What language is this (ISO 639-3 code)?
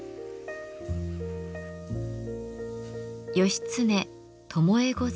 jpn